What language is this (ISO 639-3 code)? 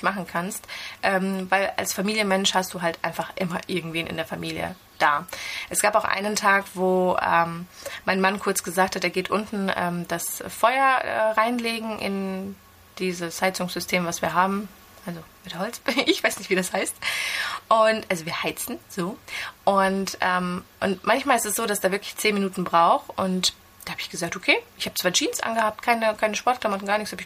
deu